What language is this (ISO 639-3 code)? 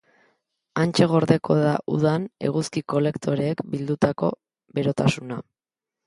eus